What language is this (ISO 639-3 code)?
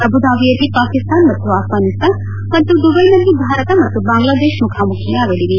kan